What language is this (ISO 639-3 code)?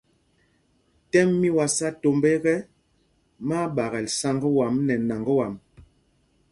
mgg